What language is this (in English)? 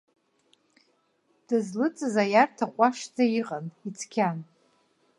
Abkhazian